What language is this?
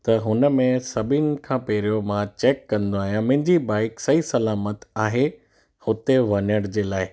Sindhi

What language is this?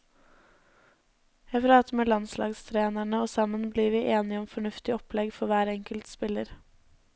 Norwegian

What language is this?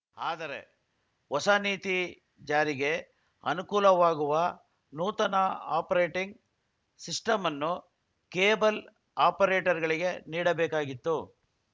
Kannada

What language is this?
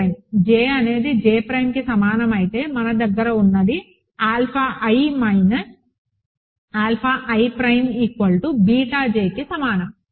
Telugu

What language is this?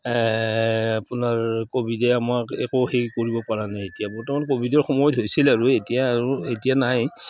Assamese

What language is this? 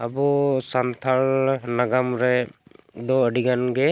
Santali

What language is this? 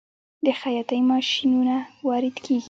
Pashto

